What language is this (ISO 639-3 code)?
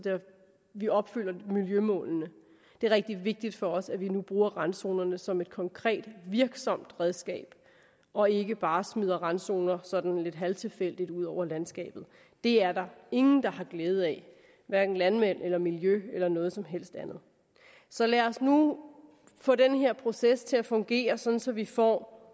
dan